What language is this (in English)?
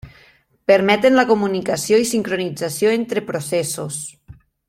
Catalan